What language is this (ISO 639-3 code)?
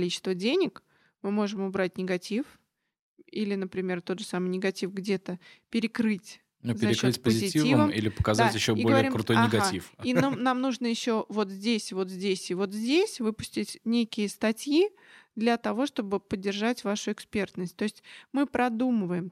rus